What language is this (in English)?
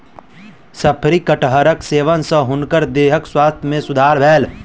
Maithili